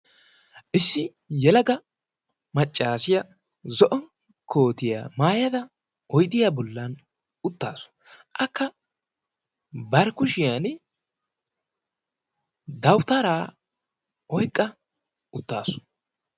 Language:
Wolaytta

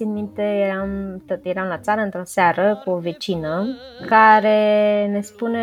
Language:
Romanian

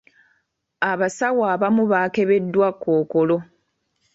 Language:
Ganda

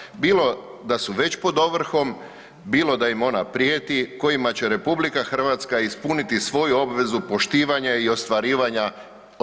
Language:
Croatian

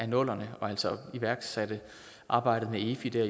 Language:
Danish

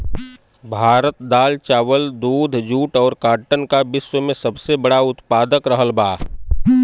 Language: Bhojpuri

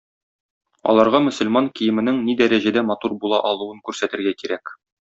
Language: Tatar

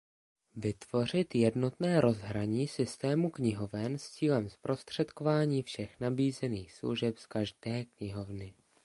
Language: Czech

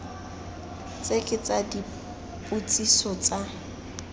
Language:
Tswana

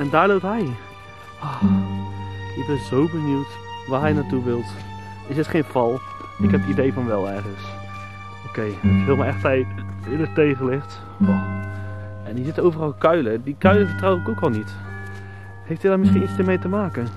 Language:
Dutch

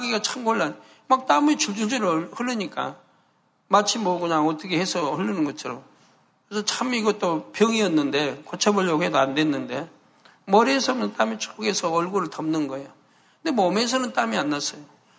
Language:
Korean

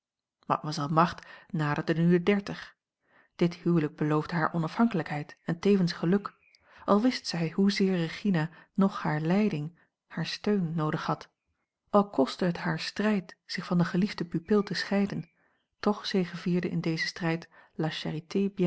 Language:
Dutch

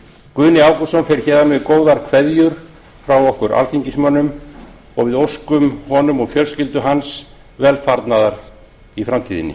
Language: Icelandic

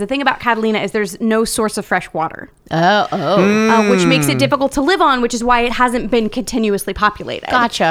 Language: English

